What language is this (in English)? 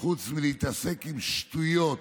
Hebrew